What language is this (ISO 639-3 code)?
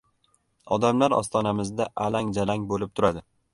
uzb